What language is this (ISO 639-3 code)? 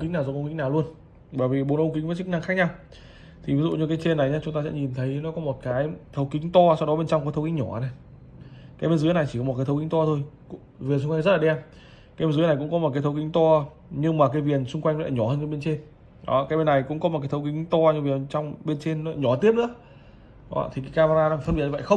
vie